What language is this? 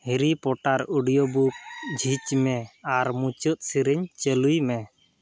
Santali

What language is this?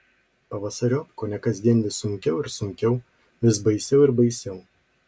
Lithuanian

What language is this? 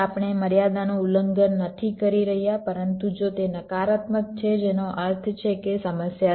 Gujarati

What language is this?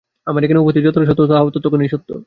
Bangla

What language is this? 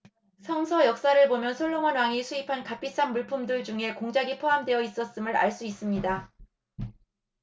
Korean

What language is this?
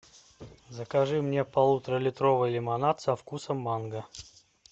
Russian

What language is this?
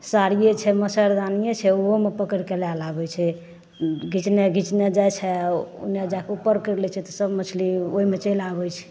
Maithili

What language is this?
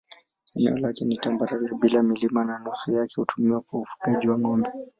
Swahili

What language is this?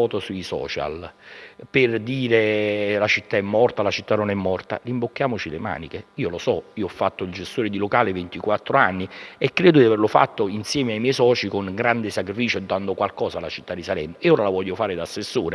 Italian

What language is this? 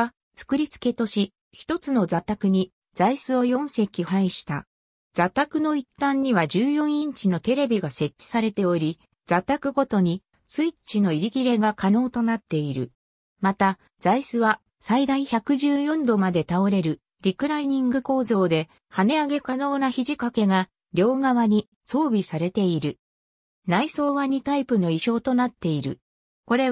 Japanese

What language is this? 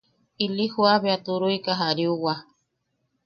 Yaqui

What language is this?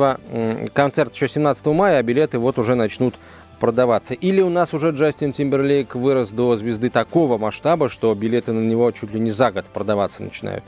Russian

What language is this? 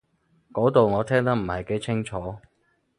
Cantonese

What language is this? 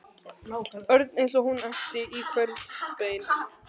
Icelandic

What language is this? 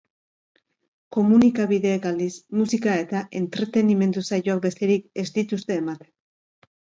Basque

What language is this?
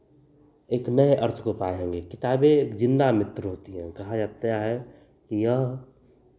Hindi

